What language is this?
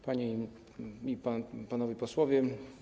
Polish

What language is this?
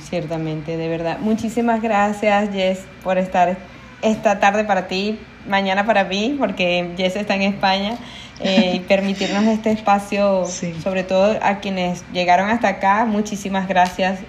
Spanish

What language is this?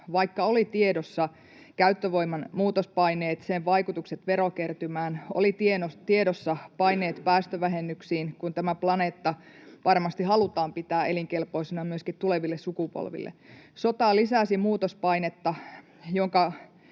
Finnish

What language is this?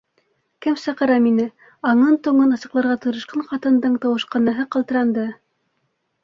Bashkir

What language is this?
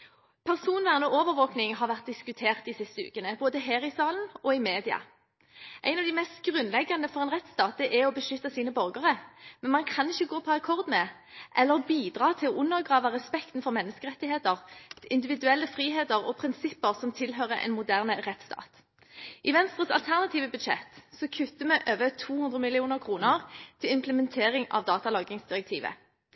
Norwegian Bokmål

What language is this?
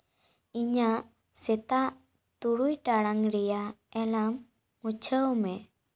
Santali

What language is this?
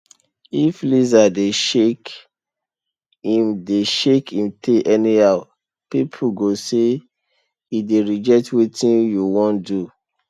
Nigerian Pidgin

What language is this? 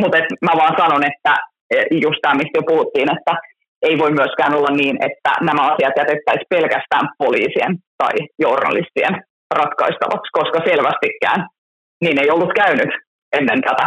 Finnish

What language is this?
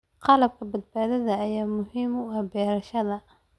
Somali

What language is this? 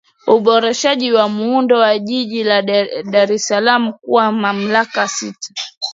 Swahili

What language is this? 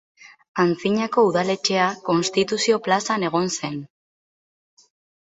Basque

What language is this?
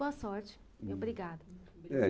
Portuguese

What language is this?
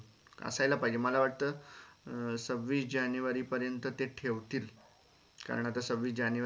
Marathi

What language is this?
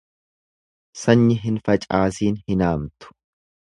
Oromo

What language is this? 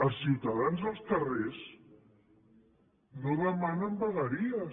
Catalan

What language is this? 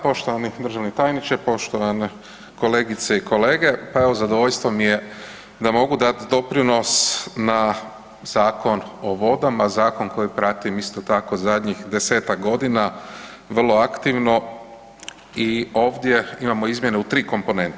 Croatian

